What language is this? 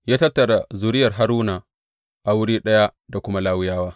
Hausa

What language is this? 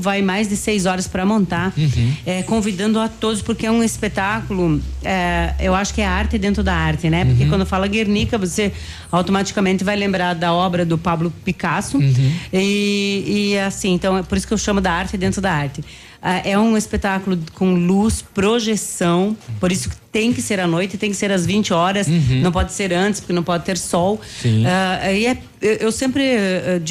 Portuguese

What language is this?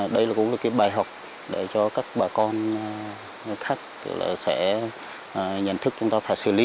Vietnamese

